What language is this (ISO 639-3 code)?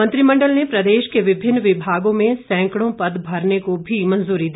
hin